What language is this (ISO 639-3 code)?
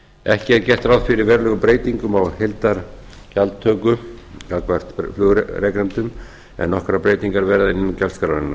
isl